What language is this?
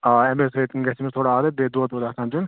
Kashmiri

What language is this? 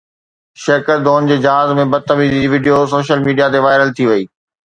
Sindhi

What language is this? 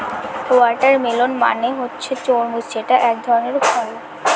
Bangla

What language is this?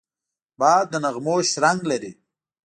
Pashto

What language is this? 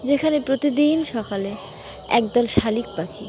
Bangla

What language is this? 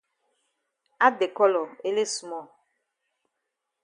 Cameroon Pidgin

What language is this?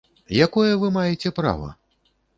Belarusian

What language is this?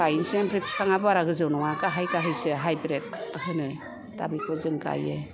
Bodo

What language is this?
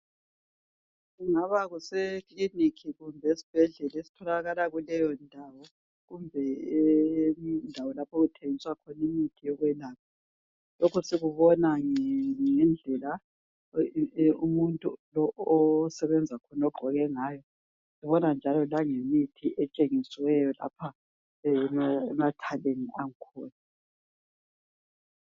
North Ndebele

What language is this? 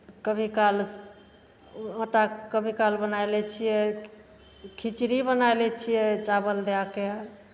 Maithili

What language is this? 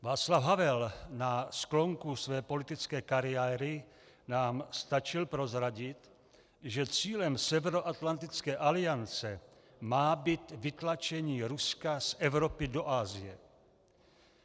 Czech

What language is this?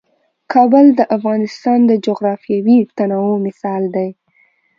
Pashto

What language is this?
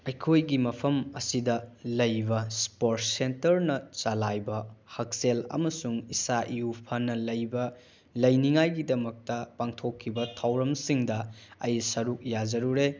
Manipuri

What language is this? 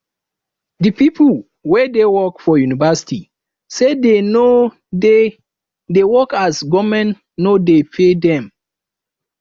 Nigerian Pidgin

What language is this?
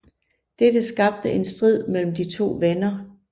Danish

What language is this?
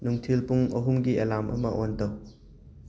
Manipuri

